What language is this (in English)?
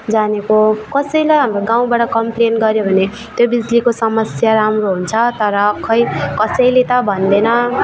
Nepali